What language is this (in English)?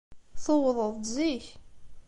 Kabyle